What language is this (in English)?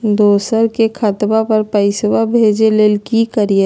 Magahi